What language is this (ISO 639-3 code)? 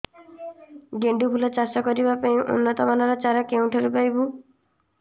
ori